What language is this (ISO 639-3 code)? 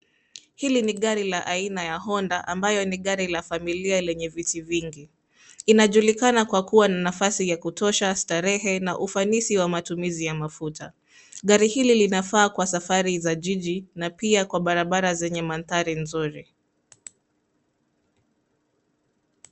swa